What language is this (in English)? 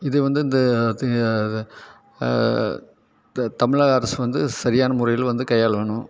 Tamil